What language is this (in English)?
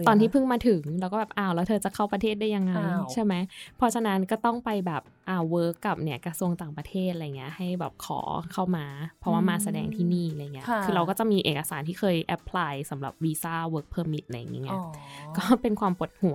Thai